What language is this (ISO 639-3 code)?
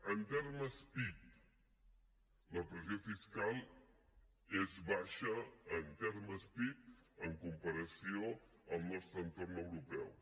cat